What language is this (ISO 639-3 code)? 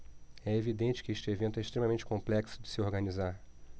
por